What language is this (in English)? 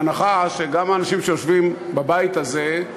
Hebrew